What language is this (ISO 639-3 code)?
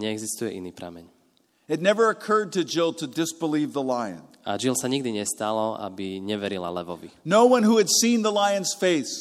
slk